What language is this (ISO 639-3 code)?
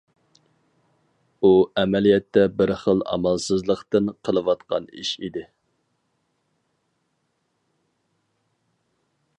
uig